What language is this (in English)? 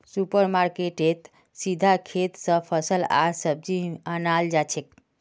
Magahi